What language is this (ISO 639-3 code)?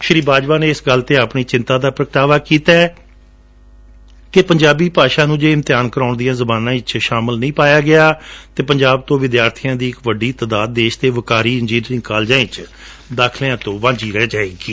pan